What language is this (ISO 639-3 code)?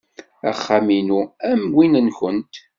kab